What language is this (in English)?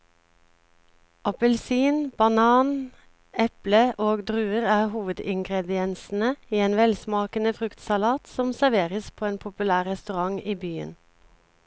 Norwegian